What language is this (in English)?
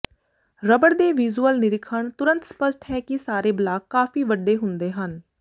Punjabi